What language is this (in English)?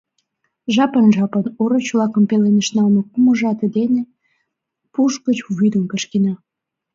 Mari